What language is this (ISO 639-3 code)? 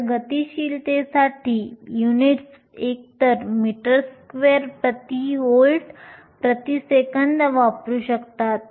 mar